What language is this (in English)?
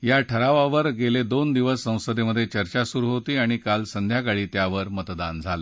Marathi